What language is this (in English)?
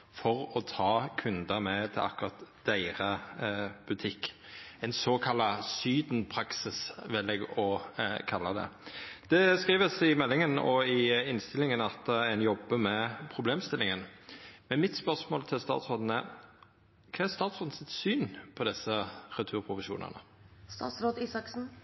Norwegian Nynorsk